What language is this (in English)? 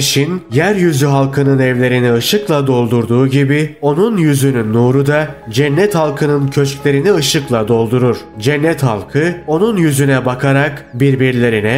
Turkish